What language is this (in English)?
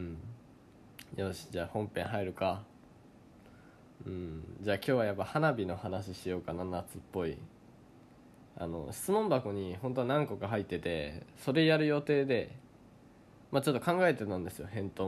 Japanese